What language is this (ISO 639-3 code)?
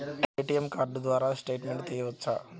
tel